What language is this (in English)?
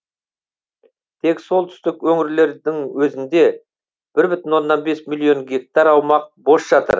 Kazakh